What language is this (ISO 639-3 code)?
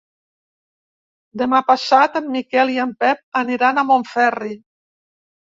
cat